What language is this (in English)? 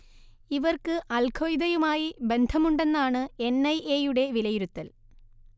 Malayalam